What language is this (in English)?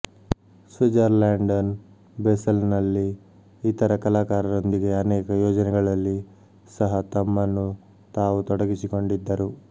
Kannada